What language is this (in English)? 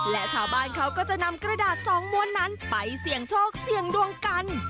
Thai